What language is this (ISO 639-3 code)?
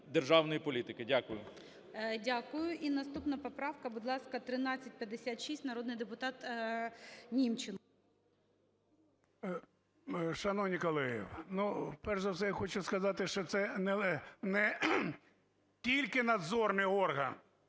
ukr